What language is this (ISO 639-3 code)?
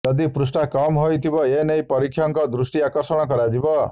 ori